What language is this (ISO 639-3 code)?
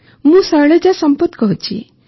ori